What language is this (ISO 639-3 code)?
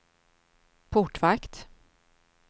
swe